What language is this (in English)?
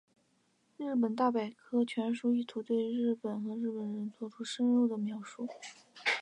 Chinese